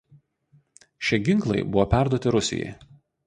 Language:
Lithuanian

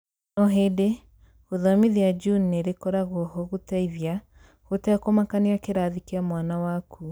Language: Kikuyu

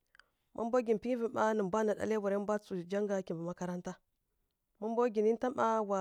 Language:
Kirya-Konzəl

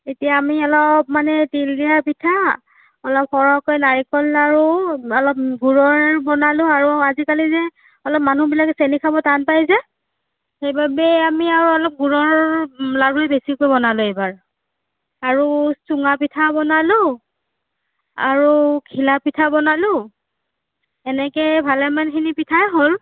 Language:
Assamese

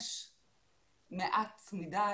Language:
Hebrew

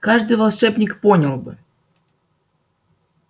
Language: Russian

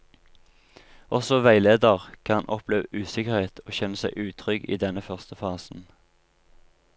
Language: Norwegian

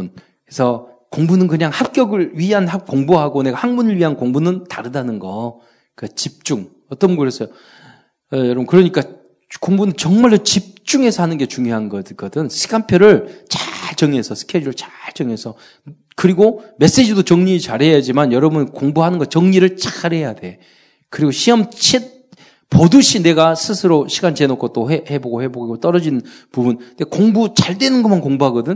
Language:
Korean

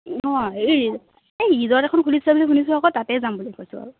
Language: Assamese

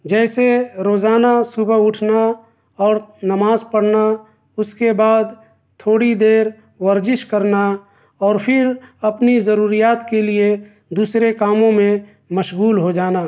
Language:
Urdu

